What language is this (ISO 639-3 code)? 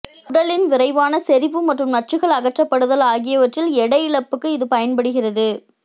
tam